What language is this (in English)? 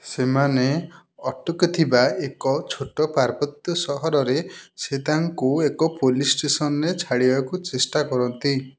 Odia